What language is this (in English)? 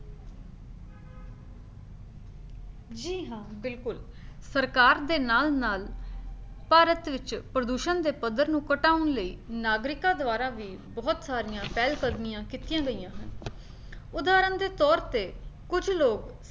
Punjabi